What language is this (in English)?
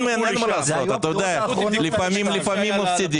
Hebrew